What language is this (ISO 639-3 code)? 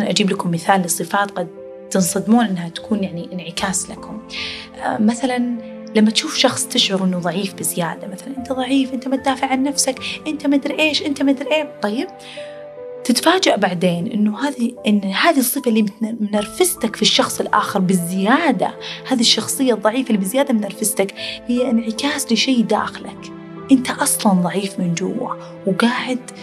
ara